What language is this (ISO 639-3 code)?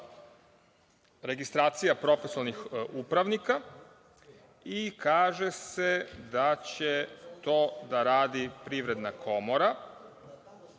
srp